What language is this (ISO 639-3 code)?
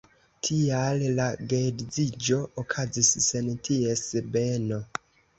epo